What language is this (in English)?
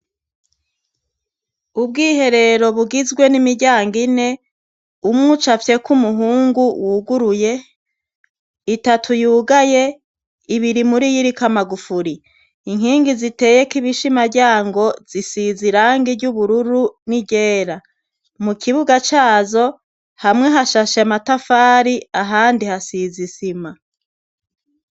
Rundi